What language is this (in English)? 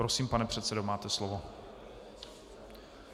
Czech